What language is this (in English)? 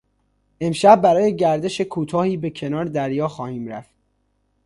Persian